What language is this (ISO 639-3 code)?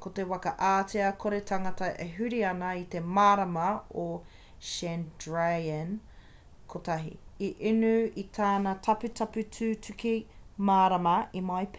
mri